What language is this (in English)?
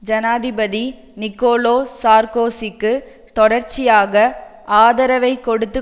Tamil